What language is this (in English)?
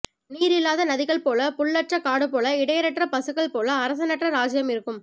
Tamil